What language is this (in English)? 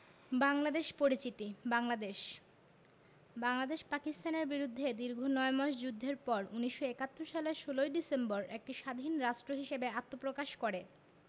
Bangla